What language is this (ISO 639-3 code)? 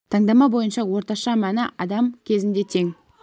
kaz